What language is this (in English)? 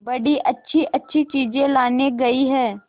Hindi